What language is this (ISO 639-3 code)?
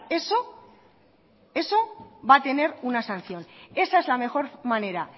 spa